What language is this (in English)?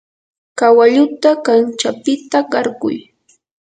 Yanahuanca Pasco Quechua